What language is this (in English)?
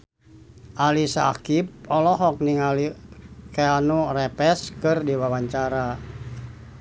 Sundanese